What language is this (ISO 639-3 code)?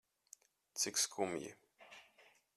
lav